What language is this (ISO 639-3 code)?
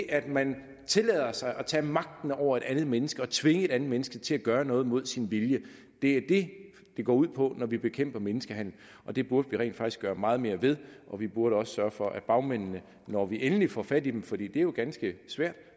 dan